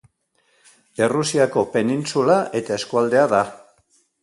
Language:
Basque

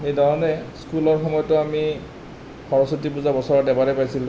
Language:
Assamese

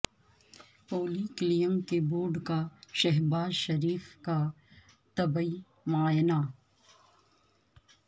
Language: Urdu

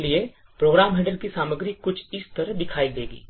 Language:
Hindi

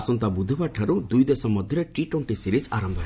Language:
Odia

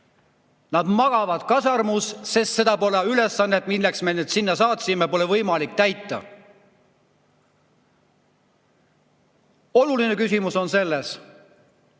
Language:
Estonian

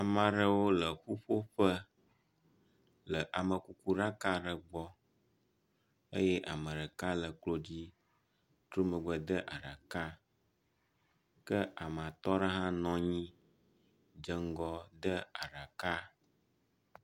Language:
Ewe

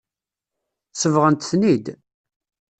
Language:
Kabyle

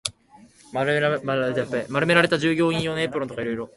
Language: Japanese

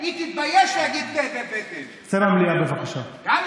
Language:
Hebrew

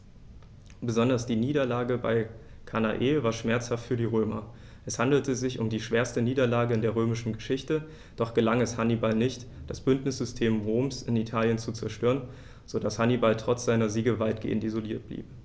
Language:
German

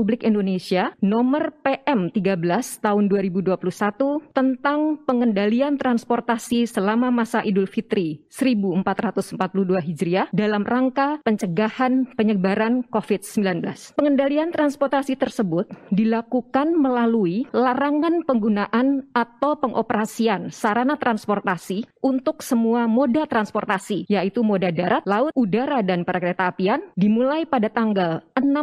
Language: Indonesian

